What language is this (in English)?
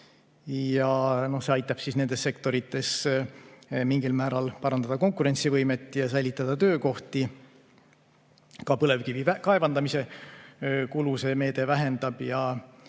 Estonian